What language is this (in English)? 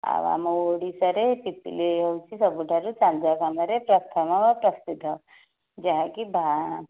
Odia